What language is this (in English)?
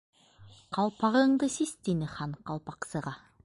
Bashkir